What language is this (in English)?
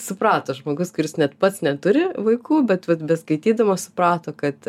Lithuanian